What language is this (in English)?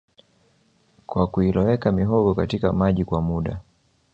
Swahili